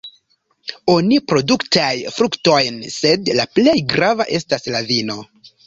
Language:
Esperanto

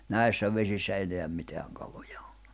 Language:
Finnish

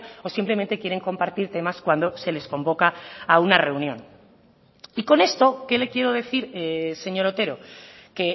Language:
Spanish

